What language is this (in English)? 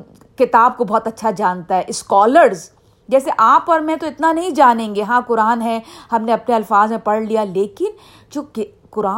Urdu